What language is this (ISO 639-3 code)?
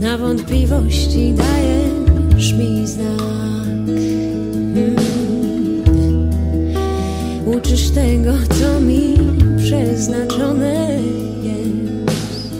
pol